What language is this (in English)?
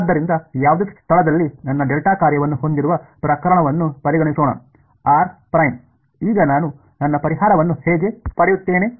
Kannada